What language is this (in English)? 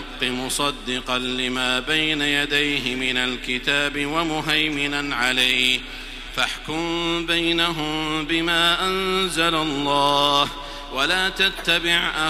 Arabic